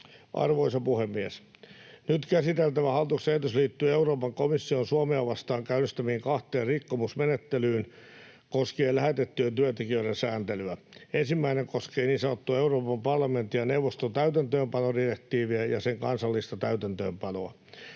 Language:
Finnish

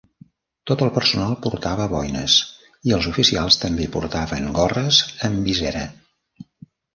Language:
Catalan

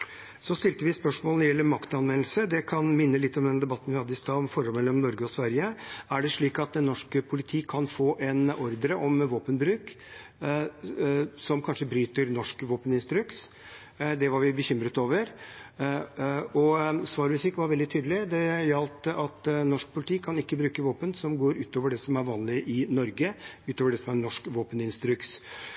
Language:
Norwegian Bokmål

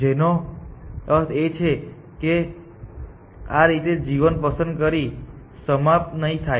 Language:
Gujarati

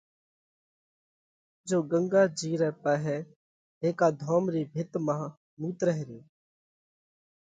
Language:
Parkari Koli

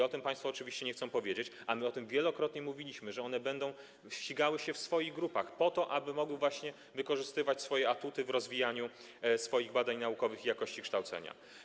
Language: Polish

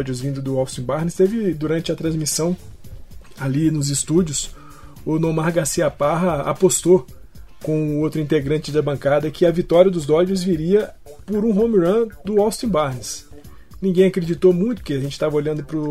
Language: Portuguese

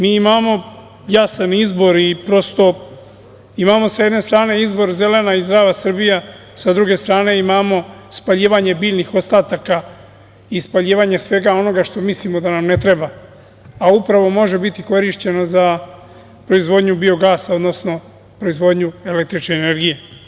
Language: Serbian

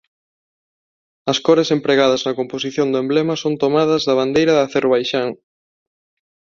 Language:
Galician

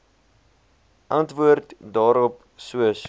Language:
Afrikaans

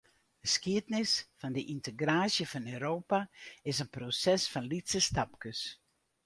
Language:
Western Frisian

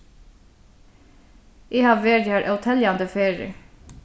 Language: Faroese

